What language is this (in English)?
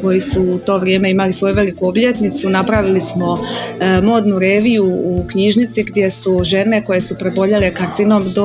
Croatian